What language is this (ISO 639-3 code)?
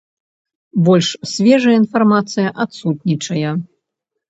bel